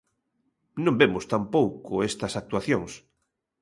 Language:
Galician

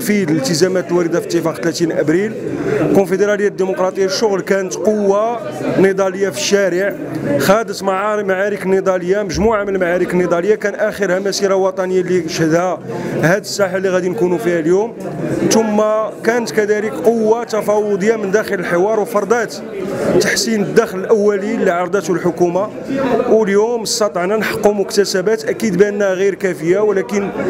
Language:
Arabic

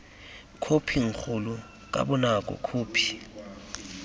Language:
Tswana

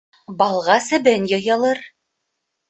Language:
Bashkir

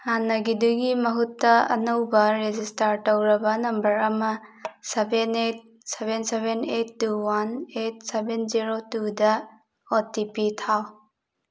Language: Manipuri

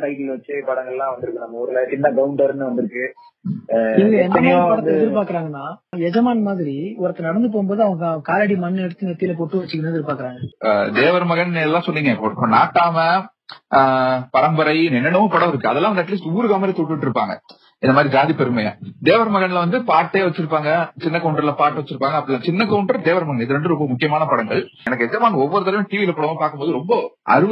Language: Tamil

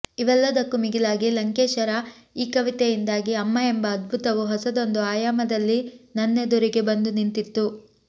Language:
Kannada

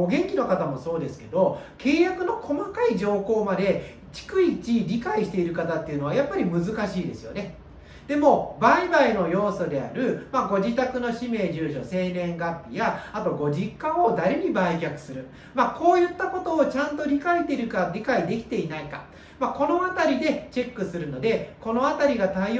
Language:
Japanese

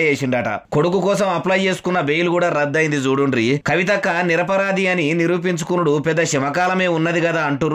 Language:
Telugu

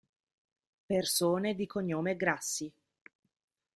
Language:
Italian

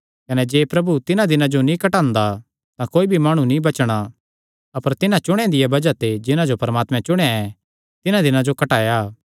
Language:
Kangri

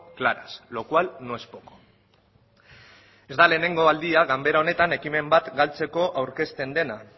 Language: Basque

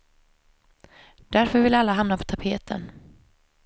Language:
Swedish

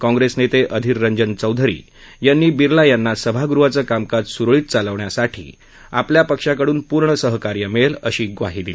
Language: Marathi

